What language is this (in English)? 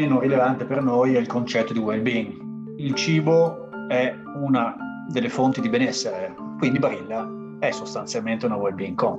Italian